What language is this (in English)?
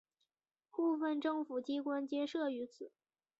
Chinese